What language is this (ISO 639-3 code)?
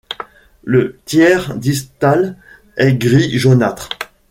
fra